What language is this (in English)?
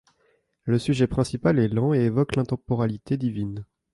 French